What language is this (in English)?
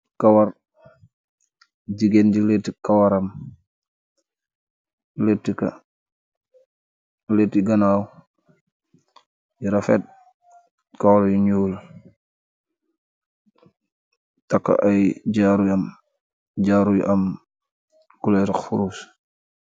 Wolof